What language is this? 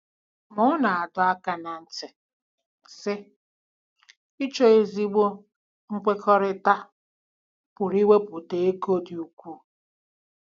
Igbo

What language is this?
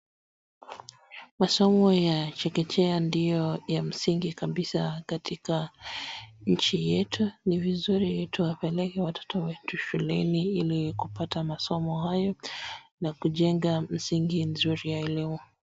Swahili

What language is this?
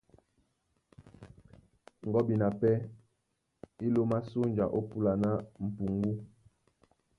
Duala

